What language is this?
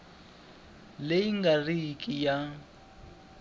Tsonga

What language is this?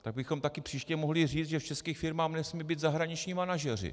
Czech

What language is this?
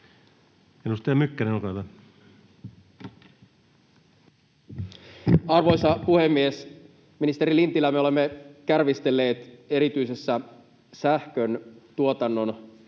Finnish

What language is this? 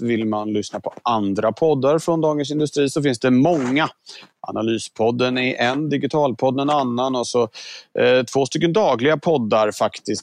Swedish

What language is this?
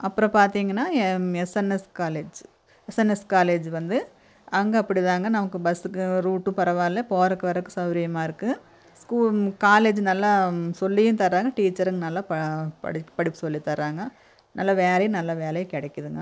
Tamil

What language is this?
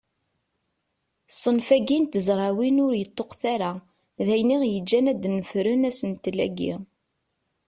Kabyle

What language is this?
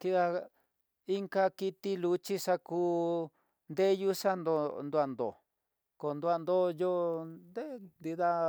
Tidaá Mixtec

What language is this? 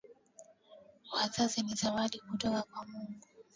Swahili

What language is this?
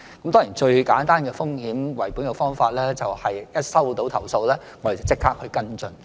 Cantonese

